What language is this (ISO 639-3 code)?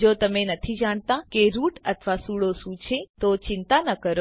guj